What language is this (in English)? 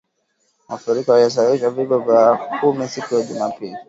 Swahili